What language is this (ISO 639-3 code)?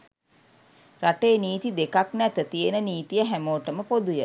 sin